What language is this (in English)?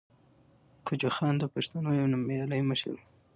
Pashto